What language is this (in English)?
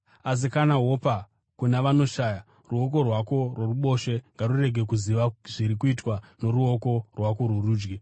Shona